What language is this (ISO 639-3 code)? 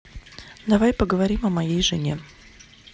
rus